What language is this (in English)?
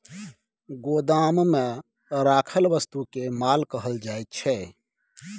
Maithili